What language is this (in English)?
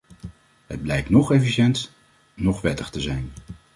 Dutch